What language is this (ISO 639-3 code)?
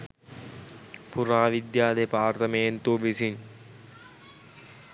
sin